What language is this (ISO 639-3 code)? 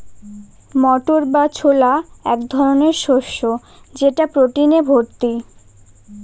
ben